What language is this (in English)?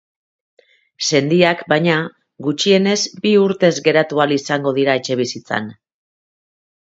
Basque